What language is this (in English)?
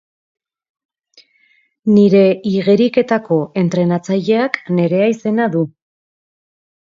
Basque